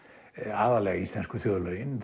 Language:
Icelandic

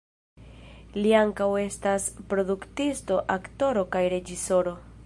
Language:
Esperanto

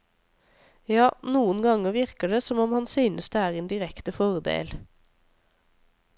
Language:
Norwegian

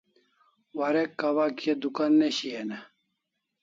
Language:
Kalasha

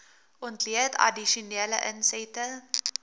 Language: Afrikaans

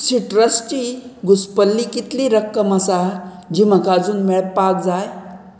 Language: Konkani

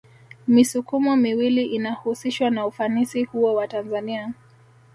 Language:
Swahili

